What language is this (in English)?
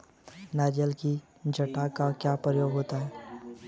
Hindi